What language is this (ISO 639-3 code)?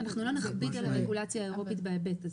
heb